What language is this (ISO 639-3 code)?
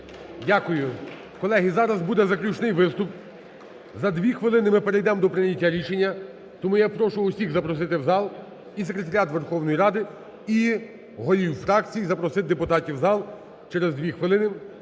ukr